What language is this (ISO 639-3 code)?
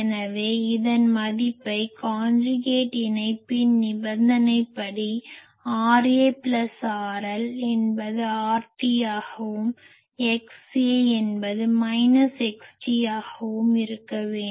tam